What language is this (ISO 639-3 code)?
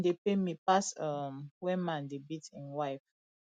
pcm